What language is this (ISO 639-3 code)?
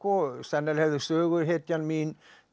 isl